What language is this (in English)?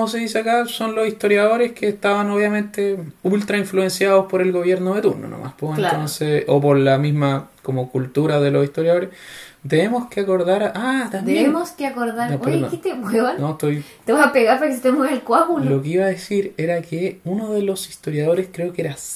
Spanish